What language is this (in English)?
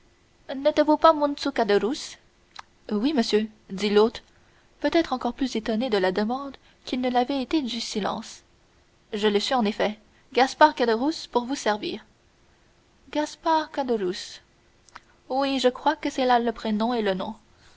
French